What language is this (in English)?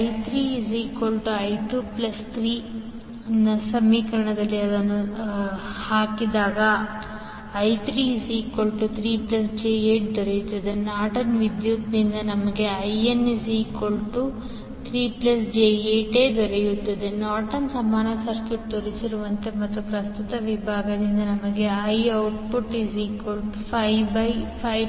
Kannada